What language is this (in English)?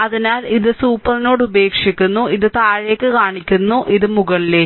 Malayalam